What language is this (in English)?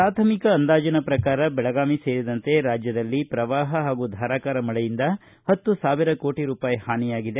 Kannada